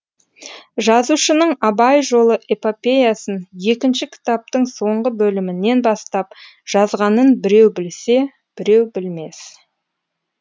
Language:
Kazakh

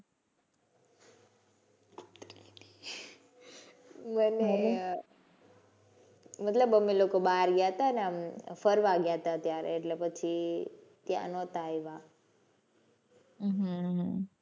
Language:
Gujarati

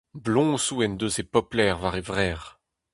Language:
Breton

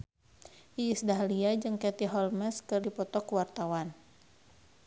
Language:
Sundanese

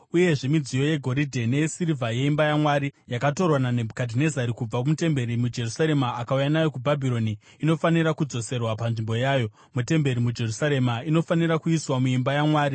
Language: Shona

